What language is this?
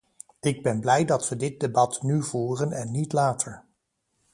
Dutch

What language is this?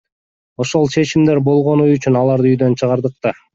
Kyrgyz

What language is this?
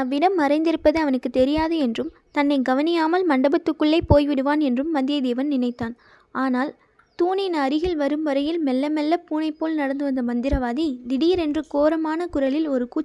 Tamil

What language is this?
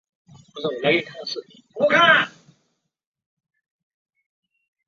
Chinese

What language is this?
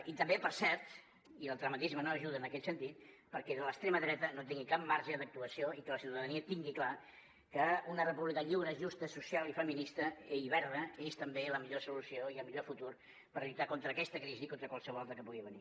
Catalan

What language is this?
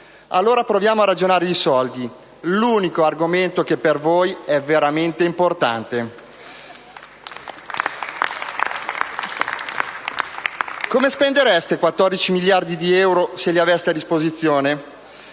Italian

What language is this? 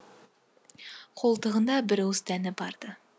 Kazakh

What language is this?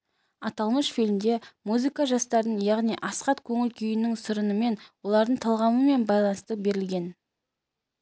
Kazakh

